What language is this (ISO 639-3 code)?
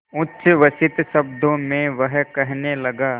hin